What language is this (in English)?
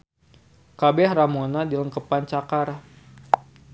Sundanese